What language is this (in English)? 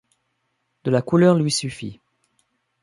French